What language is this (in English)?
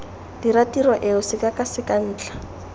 Tswana